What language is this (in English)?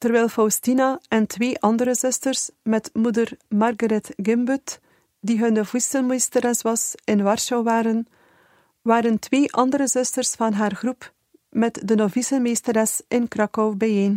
Dutch